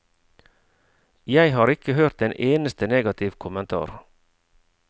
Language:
Norwegian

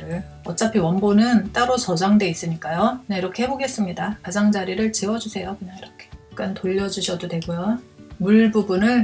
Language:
Korean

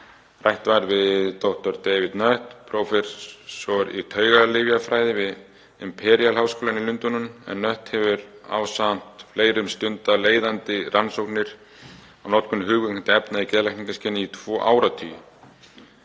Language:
Icelandic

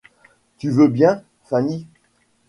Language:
French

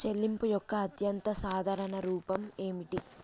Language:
Telugu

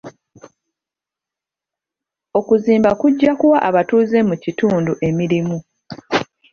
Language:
Ganda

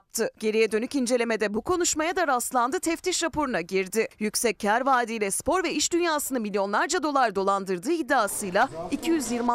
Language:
Turkish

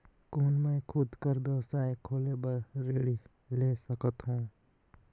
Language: Chhattisgarhi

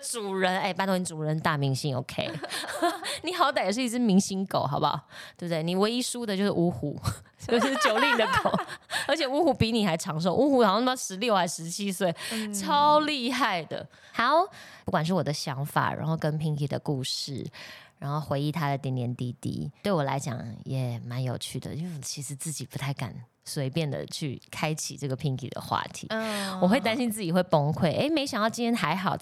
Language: Chinese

